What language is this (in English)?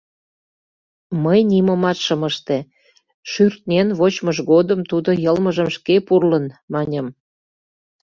Mari